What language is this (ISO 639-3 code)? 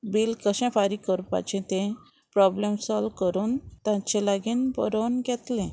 kok